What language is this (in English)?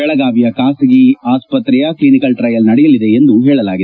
Kannada